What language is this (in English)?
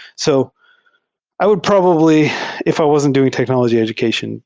English